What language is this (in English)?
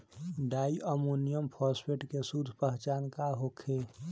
Bhojpuri